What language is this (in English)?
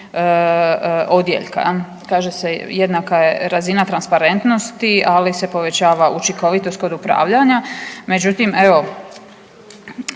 Croatian